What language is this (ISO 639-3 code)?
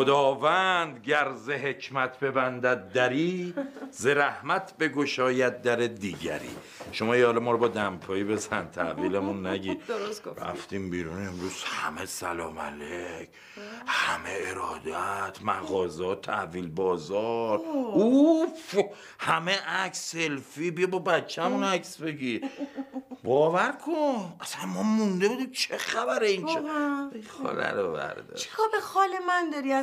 fas